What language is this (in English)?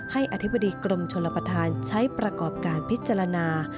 Thai